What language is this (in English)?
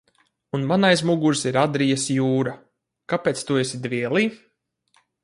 Latvian